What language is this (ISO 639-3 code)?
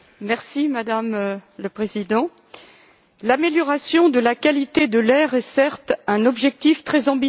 fra